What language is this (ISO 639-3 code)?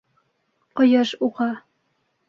bak